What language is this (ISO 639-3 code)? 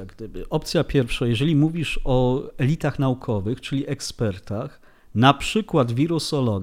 pol